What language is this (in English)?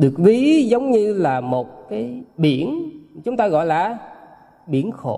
Vietnamese